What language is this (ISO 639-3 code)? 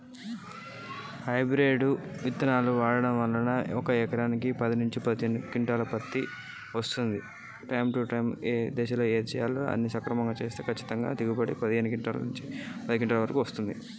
tel